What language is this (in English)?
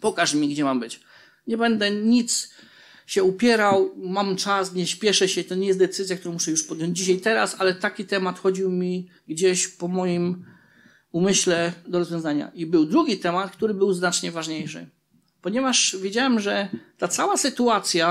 Polish